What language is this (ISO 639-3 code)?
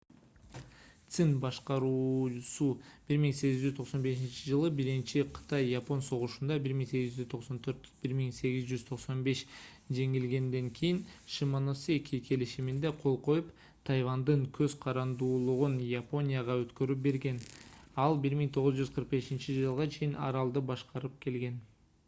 kir